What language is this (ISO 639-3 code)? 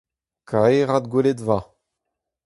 bre